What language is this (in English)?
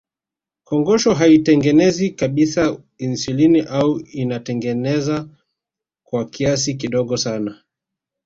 Swahili